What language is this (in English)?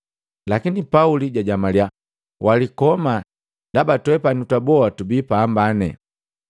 Matengo